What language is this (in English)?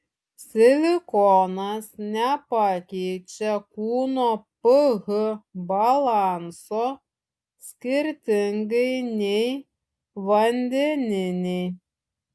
Lithuanian